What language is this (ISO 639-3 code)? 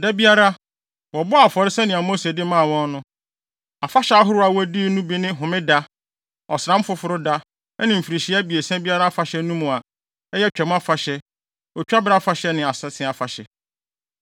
aka